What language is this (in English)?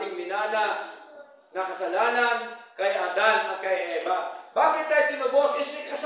Filipino